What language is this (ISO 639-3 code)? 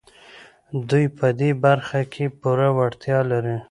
pus